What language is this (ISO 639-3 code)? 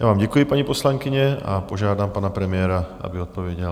ces